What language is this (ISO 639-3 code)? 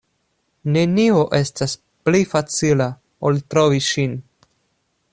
epo